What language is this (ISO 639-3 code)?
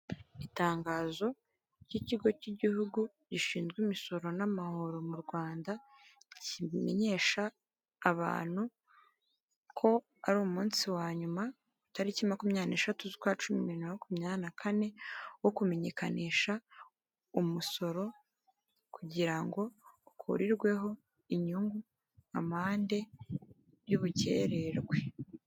kin